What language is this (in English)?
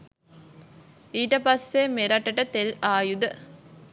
Sinhala